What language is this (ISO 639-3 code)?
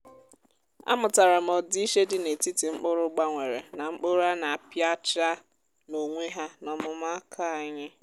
ibo